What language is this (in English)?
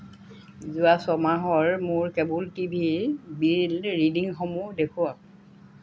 Assamese